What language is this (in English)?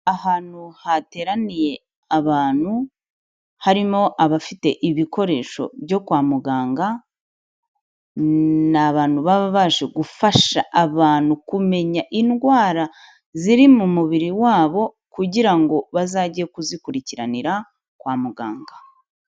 Kinyarwanda